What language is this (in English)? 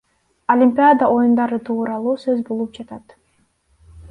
Kyrgyz